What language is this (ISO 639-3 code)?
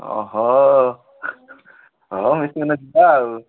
ori